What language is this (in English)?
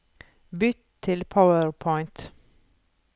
Norwegian